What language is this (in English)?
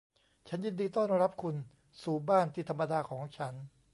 Thai